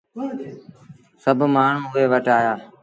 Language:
Sindhi Bhil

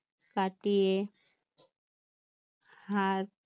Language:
Bangla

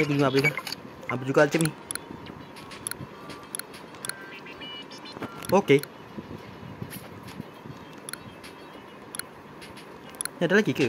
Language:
Malay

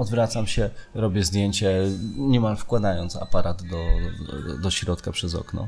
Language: Polish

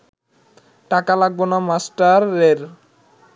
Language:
Bangla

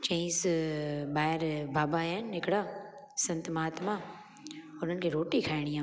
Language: Sindhi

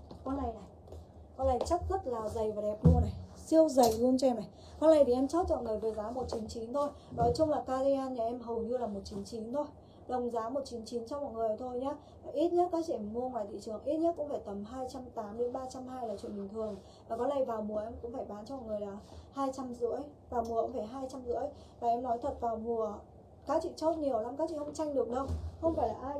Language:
Vietnamese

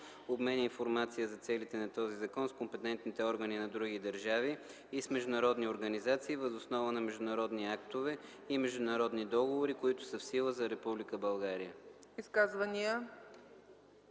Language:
Bulgarian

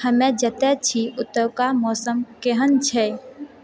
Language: Maithili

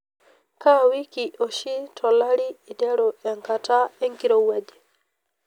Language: Masai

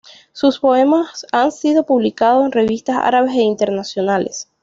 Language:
Spanish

